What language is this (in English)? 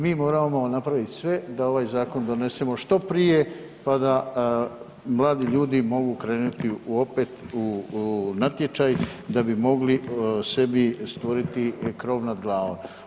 Croatian